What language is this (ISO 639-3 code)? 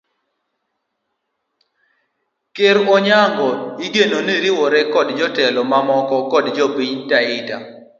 luo